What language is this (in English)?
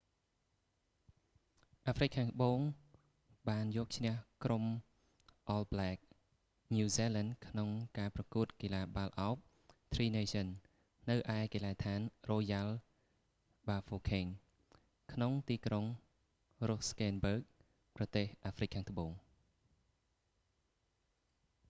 Khmer